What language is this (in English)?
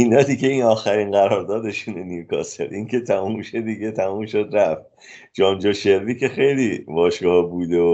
Persian